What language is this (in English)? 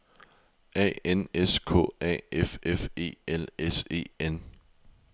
Danish